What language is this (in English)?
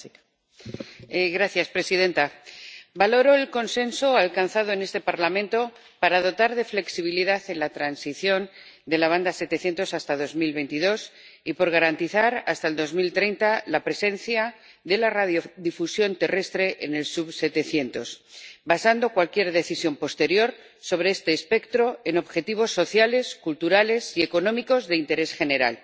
Spanish